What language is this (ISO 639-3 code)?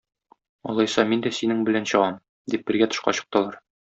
tat